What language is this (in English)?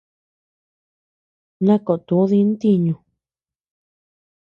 Tepeuxila Cuicatec